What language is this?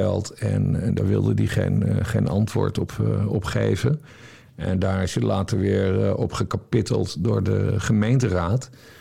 Dutch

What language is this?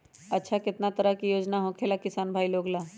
Magahi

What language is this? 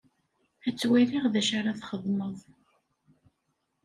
Kabyle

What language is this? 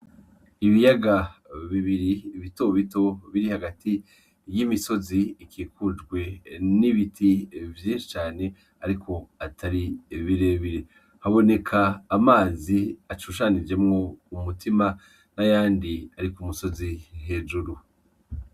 Rundi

